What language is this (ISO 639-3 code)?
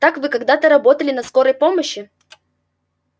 rus